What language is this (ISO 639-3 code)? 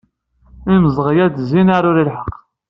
kab